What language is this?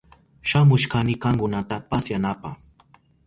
Southern Pastaza Quechua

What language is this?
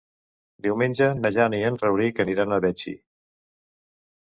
Catalan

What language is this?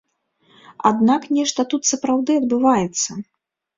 Belarusian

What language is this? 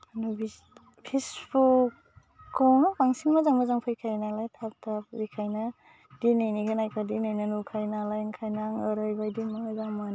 Bodo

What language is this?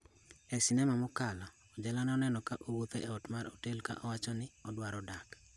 Luo (Kenya and Tanzania)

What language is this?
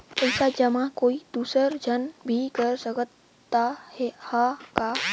Chhattisgarhi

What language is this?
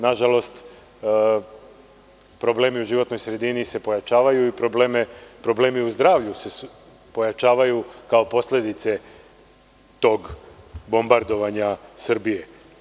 Serbian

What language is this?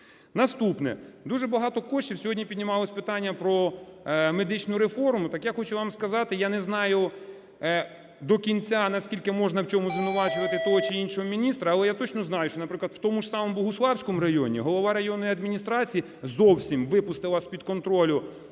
Ukrainian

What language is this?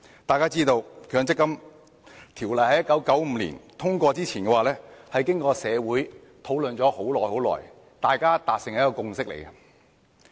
Cantonese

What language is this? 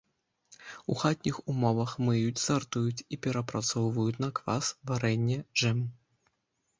Belarusian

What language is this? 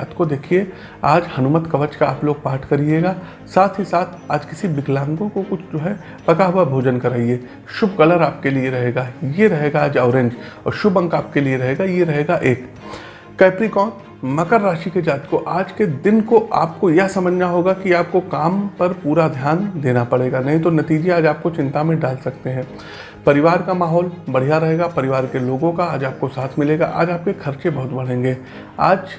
Hindi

